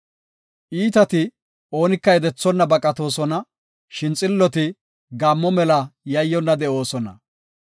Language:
Gofa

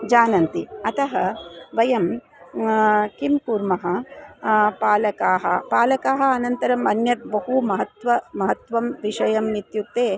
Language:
Sanskrit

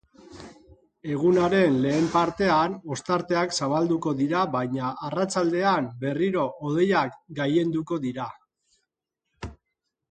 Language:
Basque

